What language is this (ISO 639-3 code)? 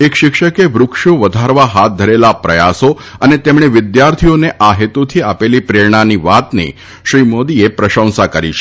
guj